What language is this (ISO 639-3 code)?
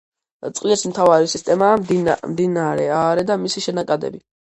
kat